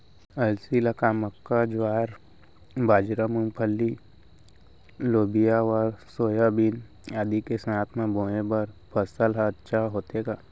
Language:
Chhattisgarhi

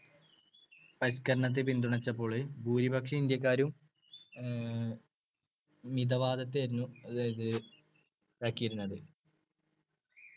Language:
Malayalam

